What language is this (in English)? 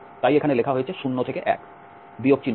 Bangla